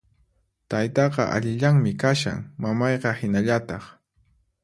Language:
Puno Quechua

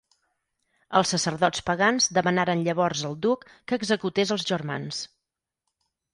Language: Catalan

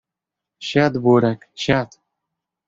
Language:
Polish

